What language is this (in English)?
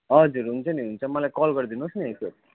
Nepali